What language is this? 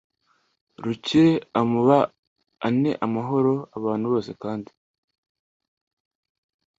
Kinyarwanda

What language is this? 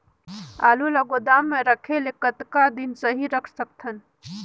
Chhattisgarhi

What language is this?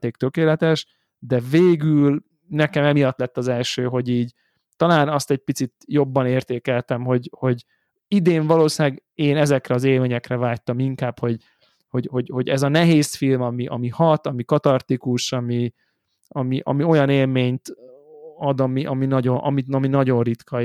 Hungarian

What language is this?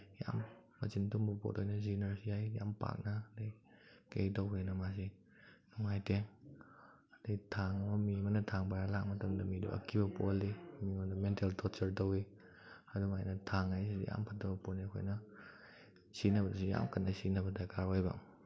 Manipuri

